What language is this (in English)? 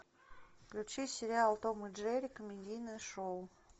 Russian